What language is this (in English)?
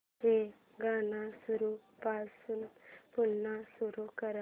Marathi